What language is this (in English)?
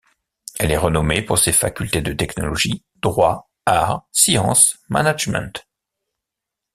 French